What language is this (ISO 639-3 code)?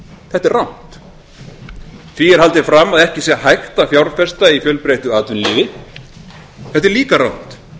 isl